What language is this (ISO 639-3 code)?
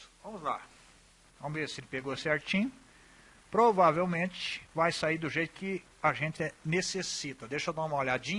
por